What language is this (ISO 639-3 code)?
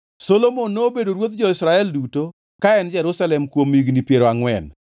luo